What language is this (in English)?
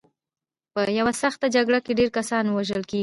Pashto